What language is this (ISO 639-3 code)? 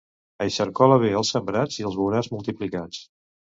cat